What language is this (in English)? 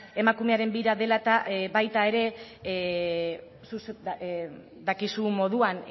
Basque